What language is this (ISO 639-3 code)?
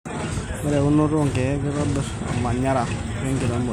mas